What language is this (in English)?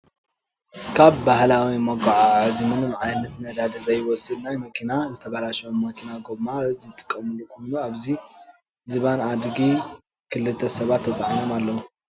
Tigrinya